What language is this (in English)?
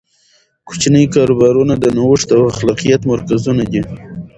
Pashto